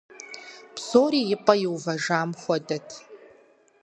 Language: Kabardian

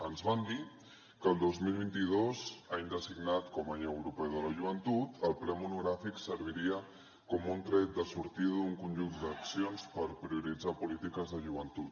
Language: Catalan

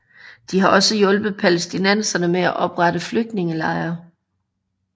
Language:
Danish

